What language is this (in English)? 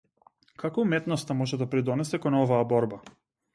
Macedonian